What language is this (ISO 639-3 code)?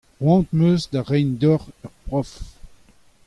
bre